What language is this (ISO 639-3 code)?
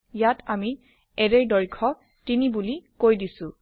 asm